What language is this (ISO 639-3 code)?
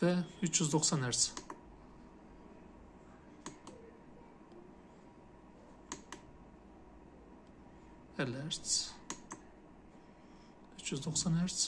tur